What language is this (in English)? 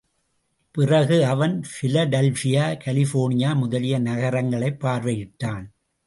Tamil